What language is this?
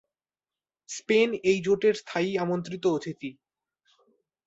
Bangla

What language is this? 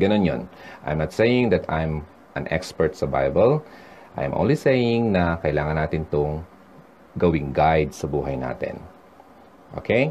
Filipino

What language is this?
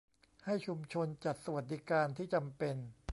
Thai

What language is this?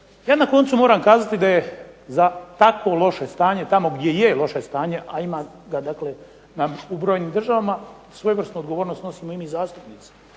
Croatian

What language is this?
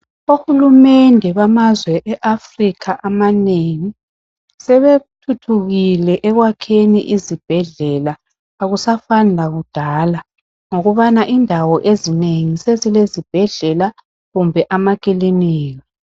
North Ndebele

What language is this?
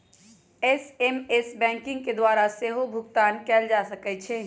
Magahi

